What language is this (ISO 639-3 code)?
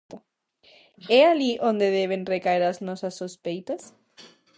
glg